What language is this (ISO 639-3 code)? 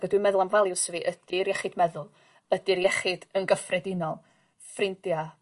cym